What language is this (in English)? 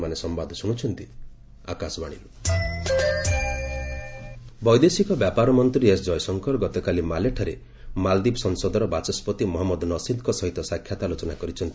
Odia